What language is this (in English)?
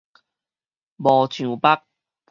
Min Nan Chinese